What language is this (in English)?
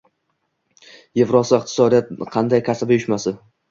Uzbek